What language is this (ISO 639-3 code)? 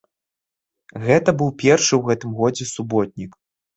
bel